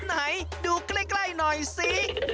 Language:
Thai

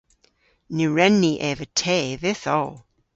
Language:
Cornish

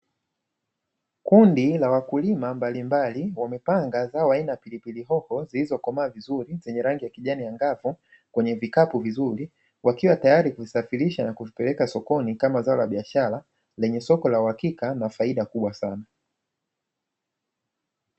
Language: Swahili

